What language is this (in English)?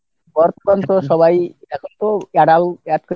Bangla